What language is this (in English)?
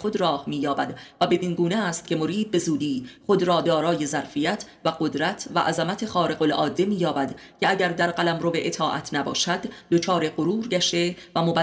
Persian